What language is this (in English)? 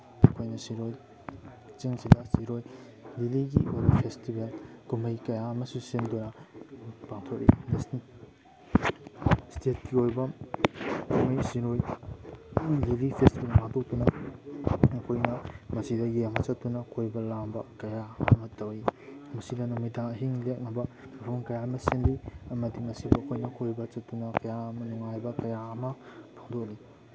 Manipuri